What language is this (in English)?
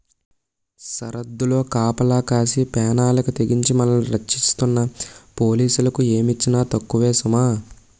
Telugu